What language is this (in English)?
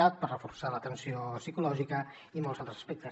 Catalan